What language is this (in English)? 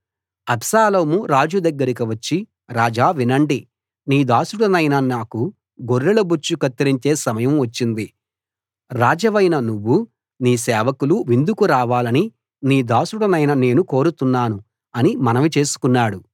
Telugu